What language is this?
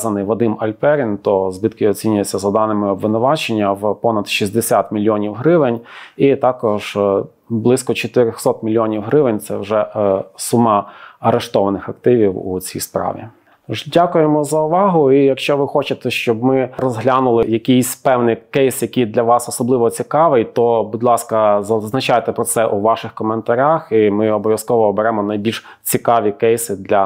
Ukrainian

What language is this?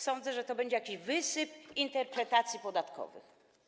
Polish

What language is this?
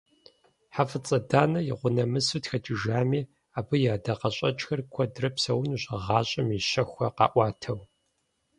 Kabardian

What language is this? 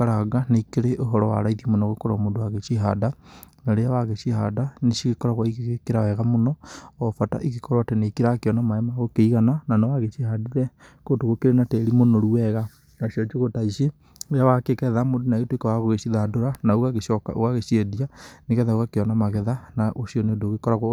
Kikuyu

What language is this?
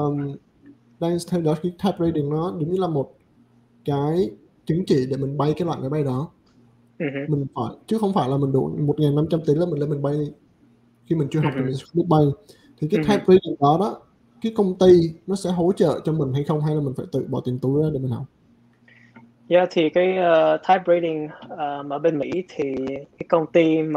Vietnamese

